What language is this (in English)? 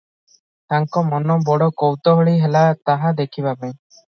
Odia